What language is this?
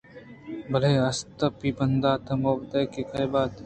Eastern Balochi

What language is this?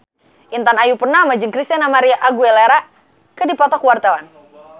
Sundanese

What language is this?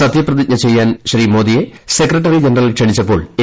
Malayalam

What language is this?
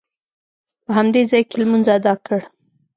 Pashto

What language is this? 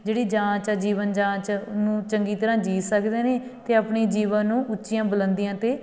Punjabi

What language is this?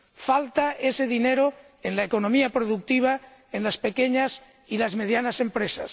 Spanish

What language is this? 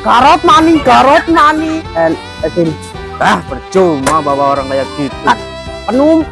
Indonesian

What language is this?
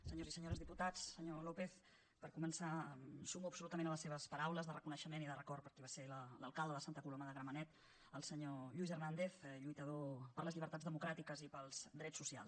Catalan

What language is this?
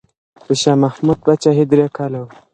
Pashto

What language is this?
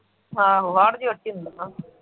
Punjabi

